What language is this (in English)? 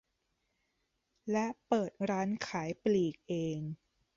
Thai